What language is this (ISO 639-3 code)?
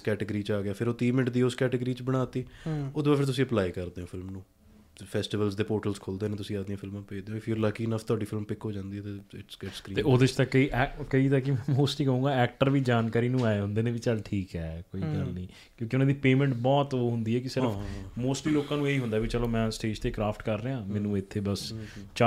pan